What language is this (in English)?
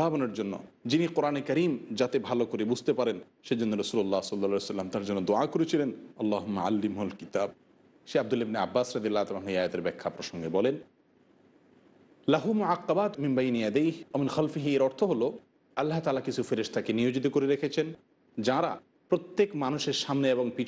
Romanian